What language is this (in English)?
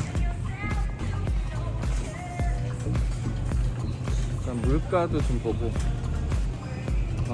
Korean